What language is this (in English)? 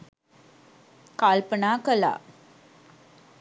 Sinhala